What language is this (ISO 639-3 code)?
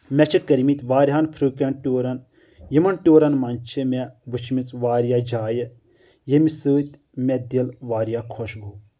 kas